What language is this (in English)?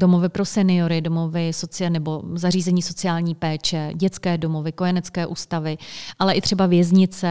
Czech